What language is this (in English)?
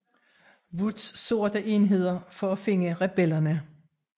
Danish